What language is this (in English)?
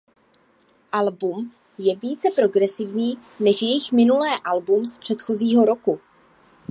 Czech